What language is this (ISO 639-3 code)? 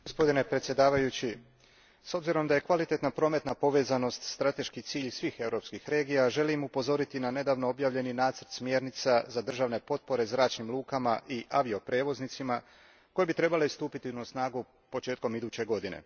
hrv